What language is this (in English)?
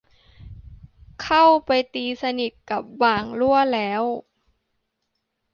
Thai